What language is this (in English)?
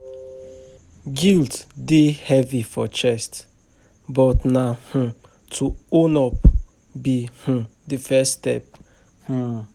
Nigerian Pidgin